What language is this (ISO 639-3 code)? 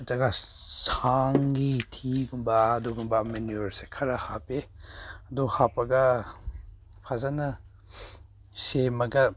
mni